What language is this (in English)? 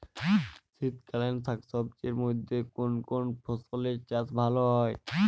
Bangla